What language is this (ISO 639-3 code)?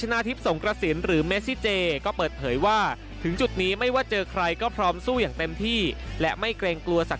tha